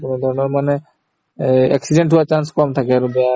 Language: Assamese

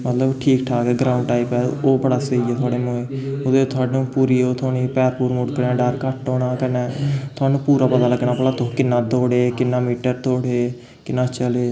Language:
Dogri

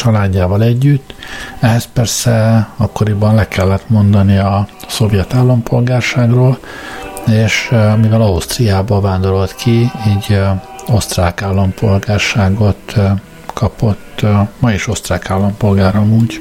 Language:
Hungarian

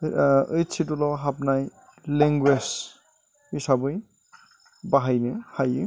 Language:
Bodo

